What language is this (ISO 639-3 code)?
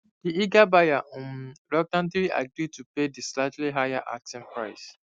pcm